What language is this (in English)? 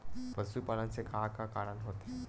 Chhattisgarhi